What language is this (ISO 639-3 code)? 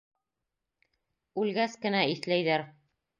bak